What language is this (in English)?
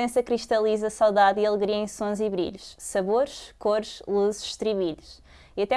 Portuguese